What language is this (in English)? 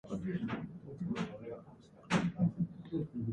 Japanese